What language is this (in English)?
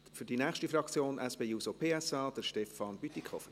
Swiss German